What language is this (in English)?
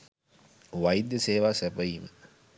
Sinhala